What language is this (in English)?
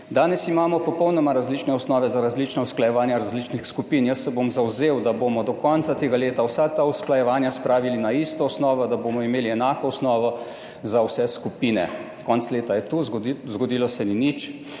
Slovenian